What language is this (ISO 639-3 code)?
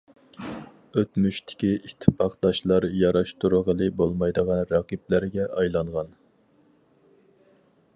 uig